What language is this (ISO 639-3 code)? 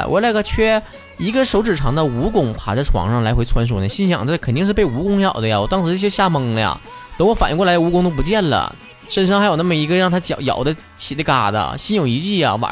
zho